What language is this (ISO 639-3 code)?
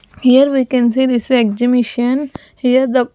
eng